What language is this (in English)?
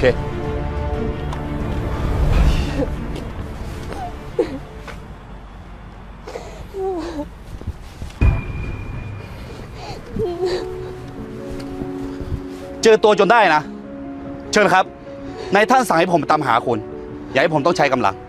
Thai